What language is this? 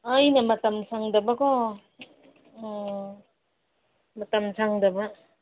Manipuri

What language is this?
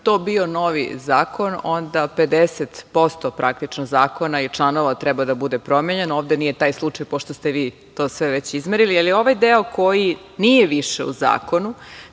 Serbian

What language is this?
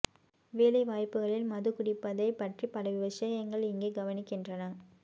Tamil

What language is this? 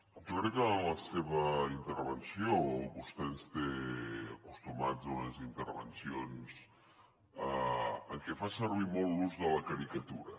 Catalan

